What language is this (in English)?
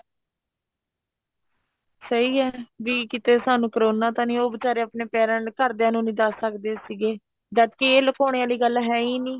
Punjabi